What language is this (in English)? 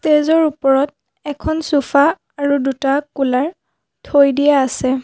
Assamese